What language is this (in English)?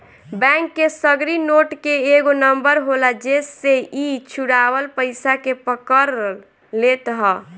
Bhojpuri